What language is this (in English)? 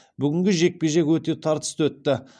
Kazakh